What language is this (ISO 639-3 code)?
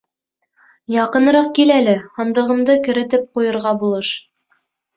bak